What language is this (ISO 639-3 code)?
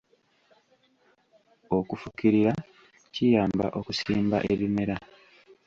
lug